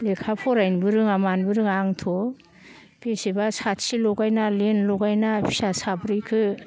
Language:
Bodo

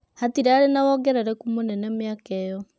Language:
Kikuyu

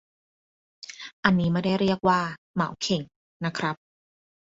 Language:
Thai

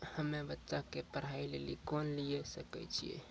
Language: Maithili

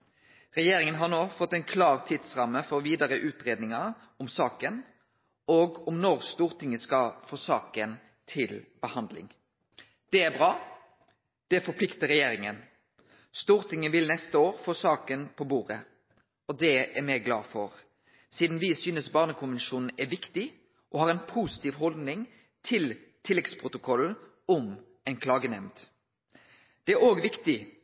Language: Norwegian Nynorsk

